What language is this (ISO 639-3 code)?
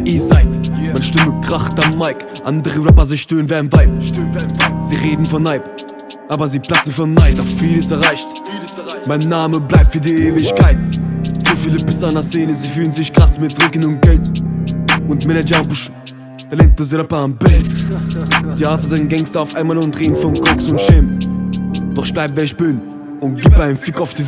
deu